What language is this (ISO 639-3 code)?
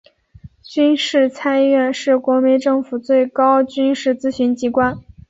zho